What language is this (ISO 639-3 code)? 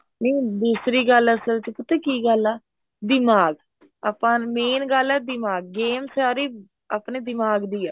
pan